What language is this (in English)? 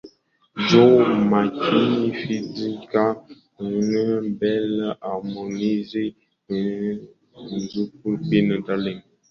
Swahili